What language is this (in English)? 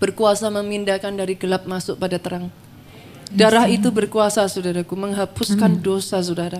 Indonesian